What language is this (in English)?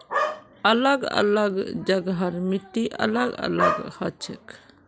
Magahi